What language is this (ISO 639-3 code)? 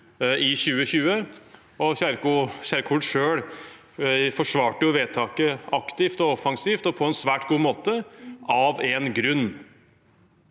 nor